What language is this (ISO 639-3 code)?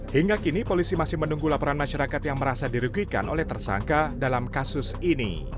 ind